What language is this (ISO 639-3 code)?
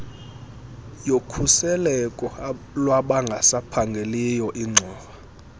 xho